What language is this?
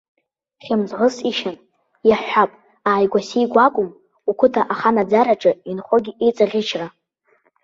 Abkhazian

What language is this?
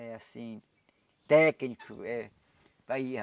Portuguese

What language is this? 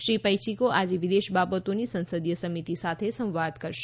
Gujarati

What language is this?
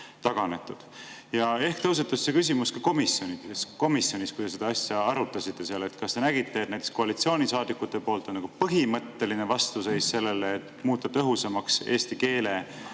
Estonian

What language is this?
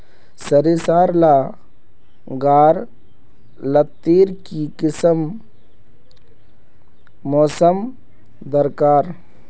Magahi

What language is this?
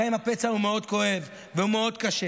Hebrew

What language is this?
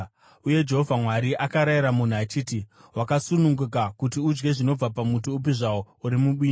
Shona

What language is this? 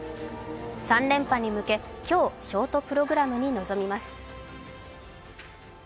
Japanese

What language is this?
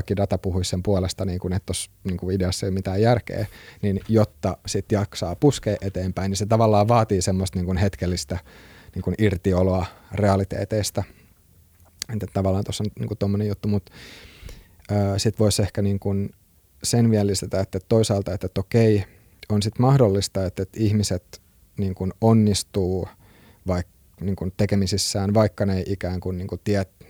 Finnish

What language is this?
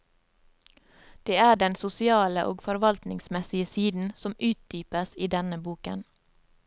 Norwegian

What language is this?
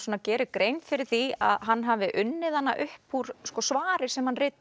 Icelandic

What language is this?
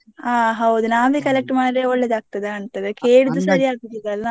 Kannada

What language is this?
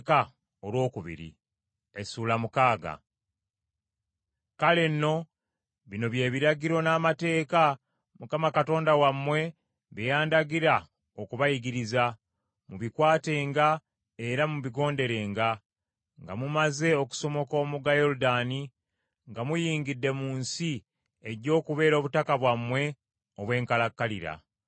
Ganda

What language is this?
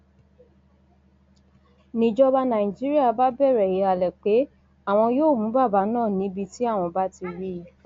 Yoruba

